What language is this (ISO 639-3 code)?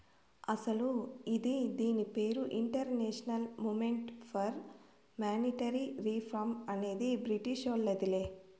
tel